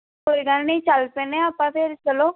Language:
Punjabi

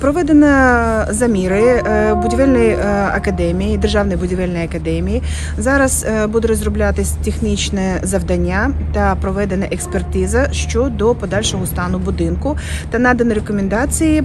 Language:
Ukrainian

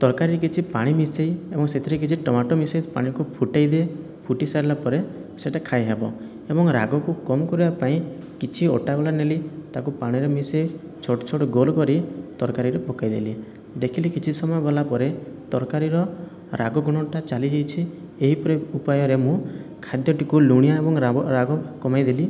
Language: Odia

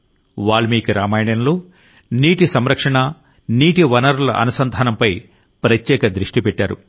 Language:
Telugu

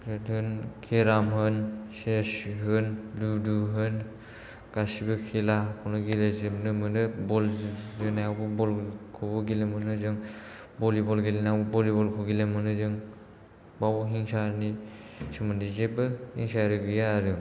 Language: Bodo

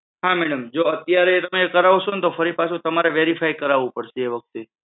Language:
Gujarati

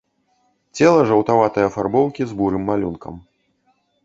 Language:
Belarusian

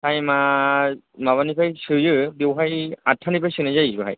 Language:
Bodo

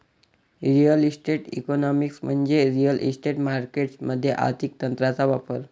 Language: Marathi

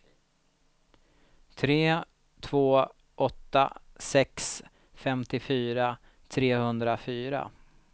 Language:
Swedish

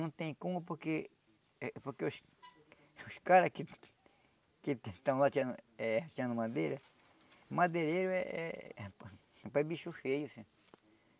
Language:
Portuguese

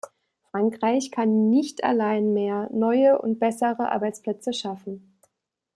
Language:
German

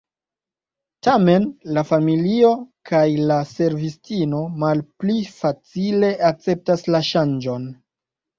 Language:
Esperanto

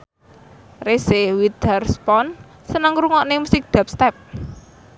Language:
Javanese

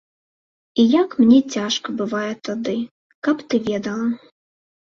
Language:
Belarusian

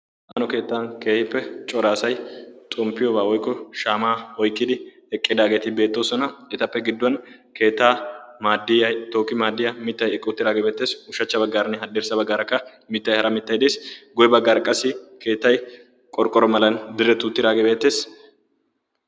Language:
Wolaytta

